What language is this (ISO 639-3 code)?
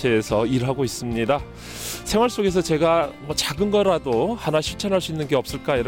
kor